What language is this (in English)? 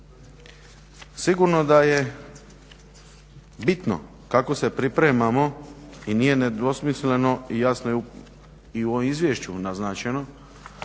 Croatian